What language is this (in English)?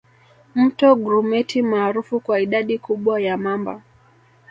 Swahili